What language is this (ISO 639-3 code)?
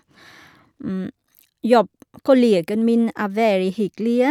nor